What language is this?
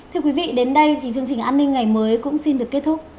Vietnamese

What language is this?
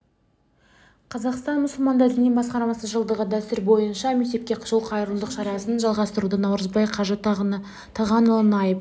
Kazakh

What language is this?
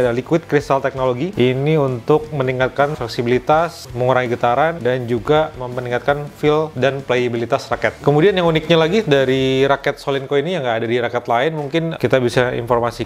Indonesian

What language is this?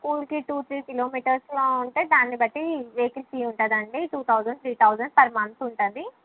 Telugu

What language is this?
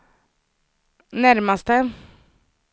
Swedish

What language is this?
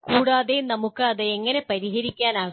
Malayalam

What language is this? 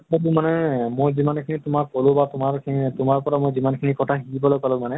Assamese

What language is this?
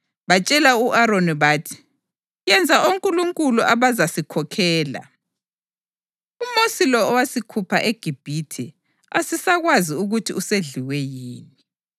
North Ndebele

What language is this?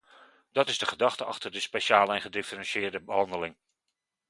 Dutch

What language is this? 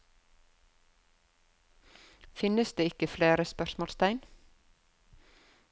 Norwegian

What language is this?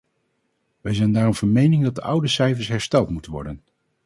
Dutch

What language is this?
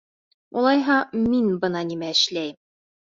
Bashkir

